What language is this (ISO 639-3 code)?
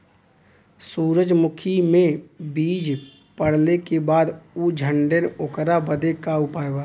bho